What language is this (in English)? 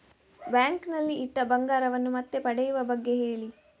Kannada